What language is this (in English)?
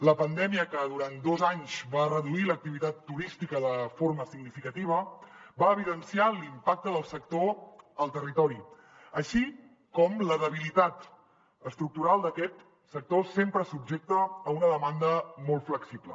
Catalan